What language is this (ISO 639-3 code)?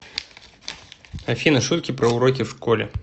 rus